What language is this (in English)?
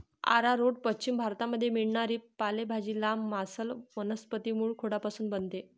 Marathi